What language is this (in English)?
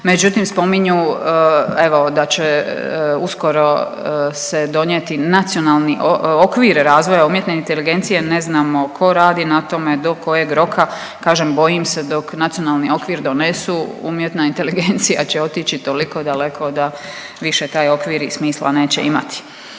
Croatian